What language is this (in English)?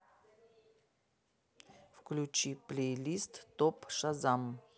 Russian